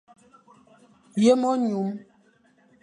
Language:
Fang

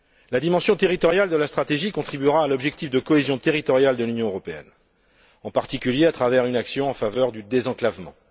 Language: French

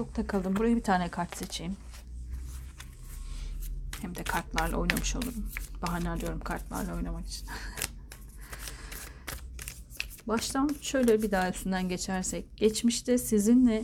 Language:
Turkish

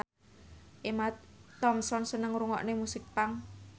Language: Javanese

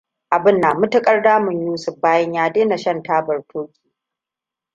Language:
Hausa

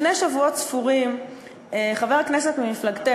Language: Hebrew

